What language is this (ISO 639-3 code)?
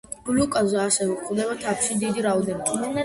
kat